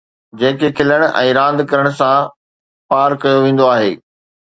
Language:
Sindhi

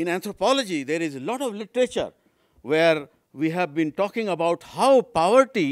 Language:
English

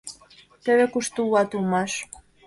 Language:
Mari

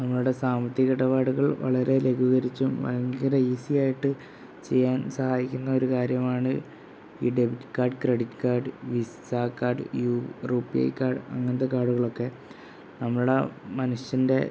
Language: Malayalam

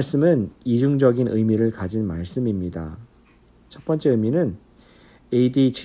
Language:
Korean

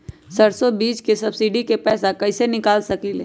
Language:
Magahi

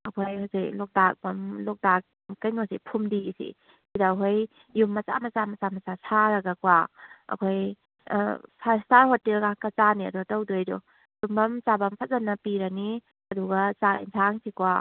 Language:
Manipuri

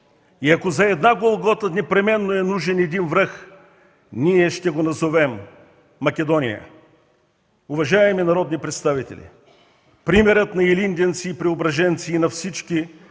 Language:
Bulgarian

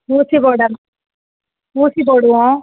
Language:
Tamil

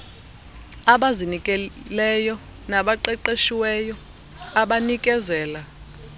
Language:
Xhosa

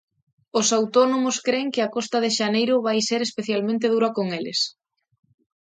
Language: Galician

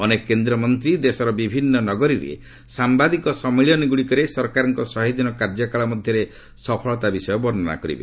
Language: Odia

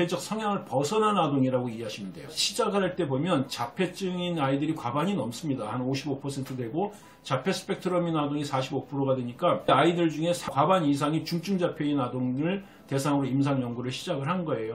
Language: Korean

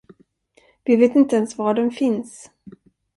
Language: Swedish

